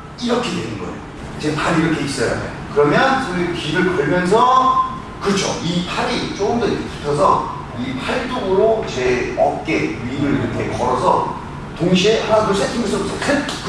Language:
Korean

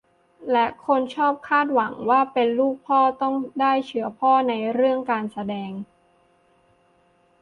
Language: Thai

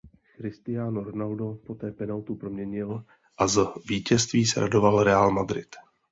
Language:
Czech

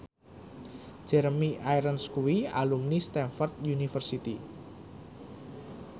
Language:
Javanese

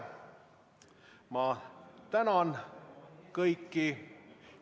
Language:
Estonian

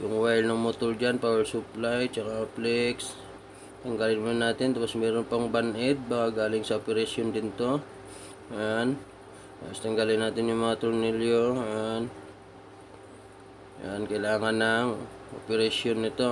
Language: Filipino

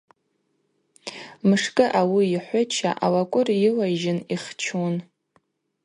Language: Abaza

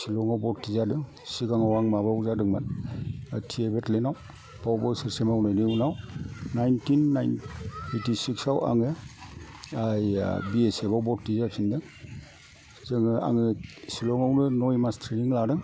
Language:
Bodo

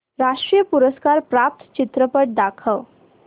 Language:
Marathi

